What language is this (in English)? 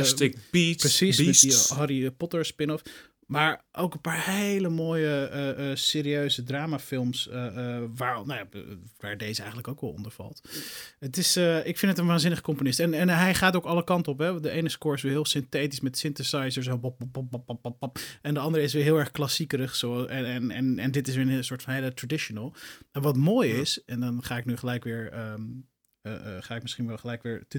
Dutch